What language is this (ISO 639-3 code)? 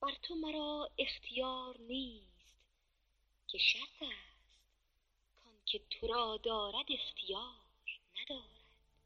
fas